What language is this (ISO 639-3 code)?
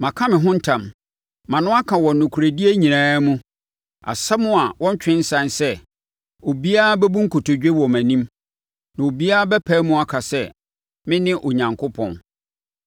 aka